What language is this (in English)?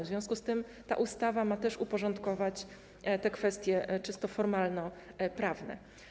Polish